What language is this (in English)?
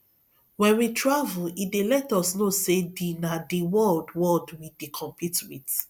Nigerian Pidgin